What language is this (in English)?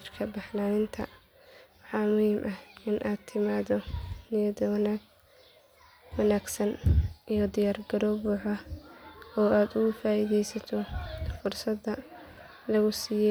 Somali